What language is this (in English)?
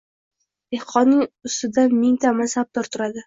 Uzbek